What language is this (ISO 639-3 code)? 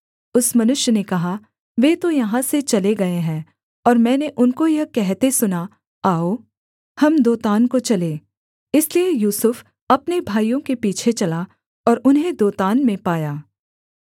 hin